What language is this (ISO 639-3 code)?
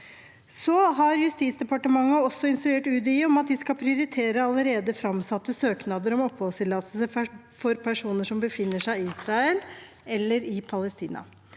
nor